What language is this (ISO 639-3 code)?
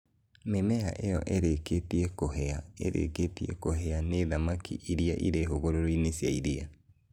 kik